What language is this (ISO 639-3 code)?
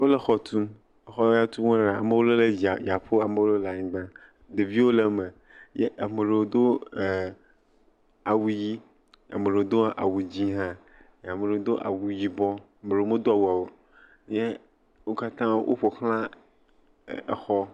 ewe